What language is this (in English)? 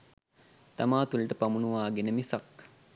Sinhala